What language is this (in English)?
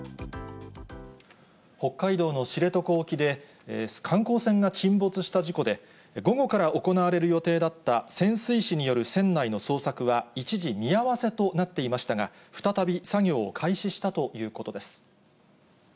Japanese